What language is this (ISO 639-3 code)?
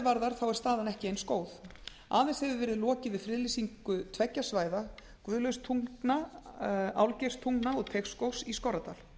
isl